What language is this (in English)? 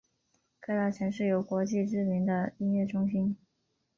Chinese